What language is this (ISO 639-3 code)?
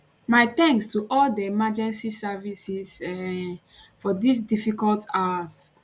pcm